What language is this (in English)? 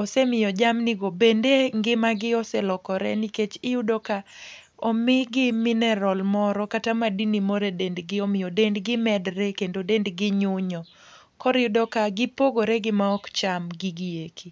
Luo (Kenya and Tanzania)